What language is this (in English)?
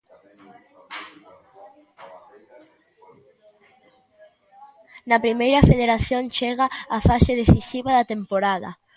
Galician